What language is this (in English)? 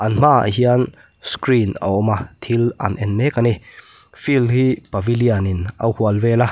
Mizo